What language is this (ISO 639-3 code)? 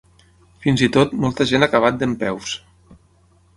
cat